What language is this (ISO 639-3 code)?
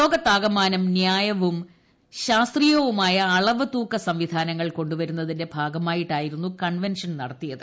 mal